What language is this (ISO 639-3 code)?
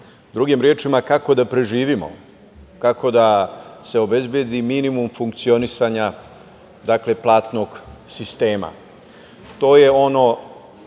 srp